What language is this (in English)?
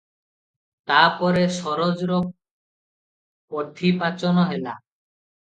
Odia